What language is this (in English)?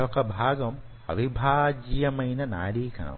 Telugu